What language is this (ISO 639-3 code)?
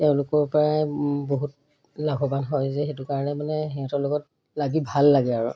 asm